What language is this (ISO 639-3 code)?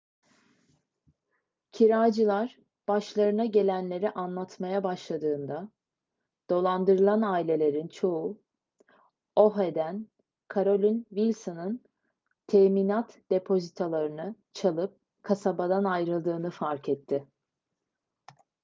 tur